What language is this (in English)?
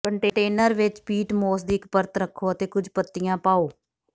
Punjabi